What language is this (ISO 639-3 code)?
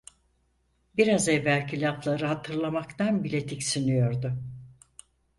tur